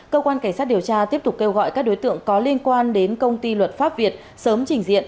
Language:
Vietnamese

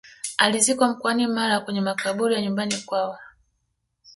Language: Swahili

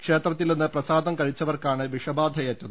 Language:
Malayalam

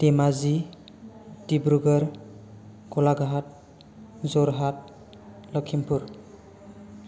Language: Bodo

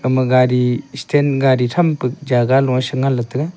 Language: Wancho Naga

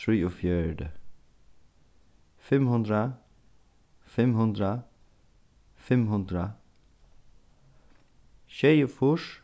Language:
Faroese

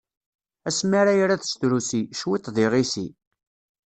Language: Kabyle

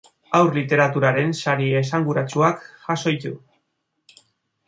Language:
Basque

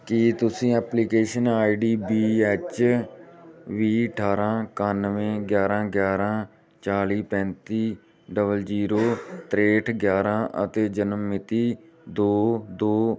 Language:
Punjabi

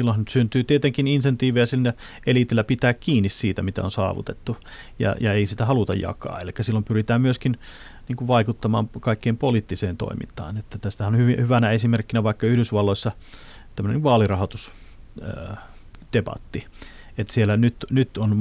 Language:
Finnish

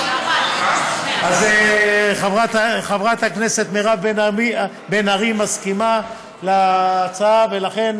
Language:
Hebrew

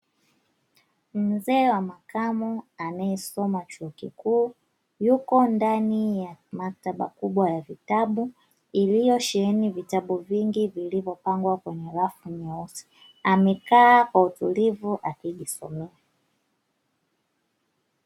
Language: Swahili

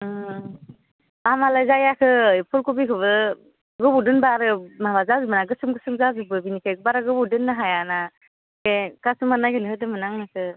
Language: Bodo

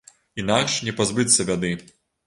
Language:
Belarusian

